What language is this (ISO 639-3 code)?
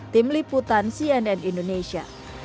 ind